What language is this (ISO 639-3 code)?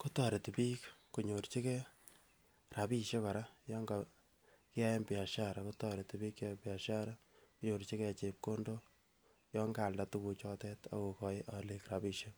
kln